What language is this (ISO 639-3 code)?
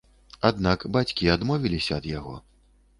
bel